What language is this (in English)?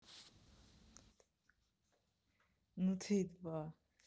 Russian